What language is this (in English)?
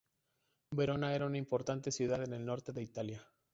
Spanish